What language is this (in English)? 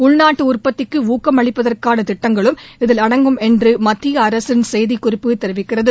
Tamil